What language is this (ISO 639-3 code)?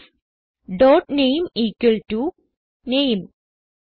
mal